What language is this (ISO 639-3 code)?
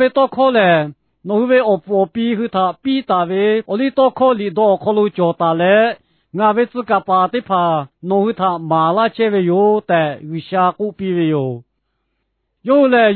tur